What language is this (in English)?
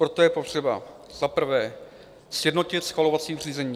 Czech